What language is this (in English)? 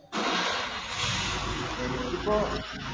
Malayalam